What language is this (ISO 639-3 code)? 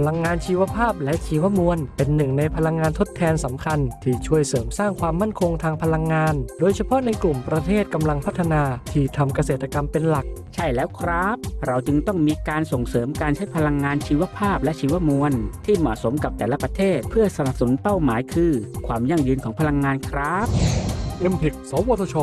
tha